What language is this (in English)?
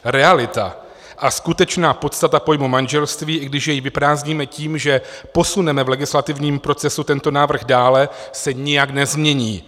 Czech